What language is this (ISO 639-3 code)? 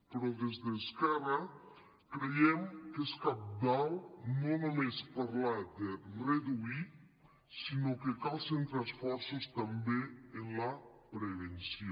cat